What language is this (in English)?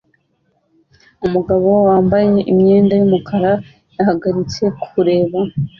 Kinyarwanda